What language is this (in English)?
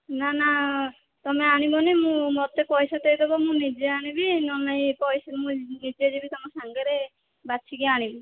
Odia